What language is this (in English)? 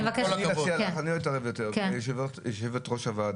Hebrew